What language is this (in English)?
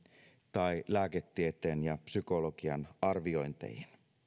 Finnish